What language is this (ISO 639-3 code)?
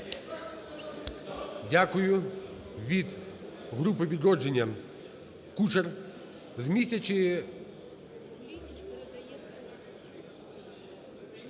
ukr